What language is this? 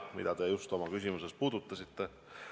Estonian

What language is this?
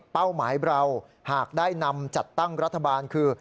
Thai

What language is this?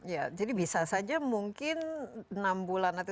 Indonesian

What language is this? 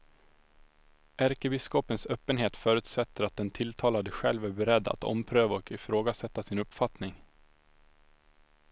Swedish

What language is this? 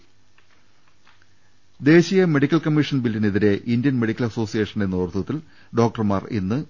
Malayalam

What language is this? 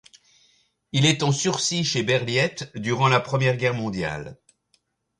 French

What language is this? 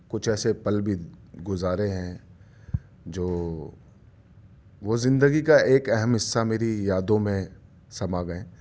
Urdu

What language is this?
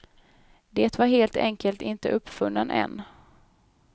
Swedish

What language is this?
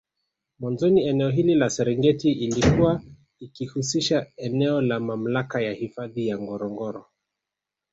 Swahili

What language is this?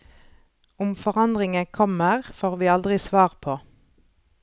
Norwegian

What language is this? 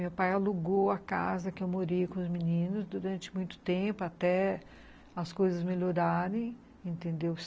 Portuguese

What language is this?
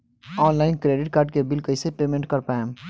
Bhojpuri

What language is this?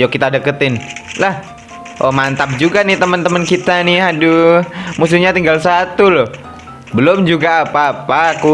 Indonesian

